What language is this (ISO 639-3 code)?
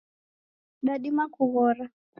dav